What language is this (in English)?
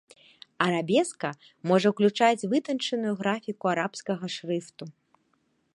Belarusian